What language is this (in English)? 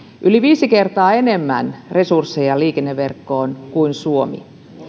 Finnish